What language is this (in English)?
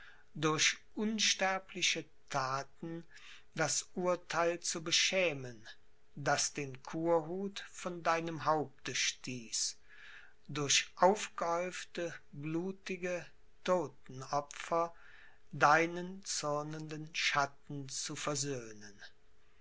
German